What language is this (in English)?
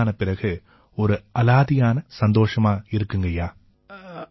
Tamil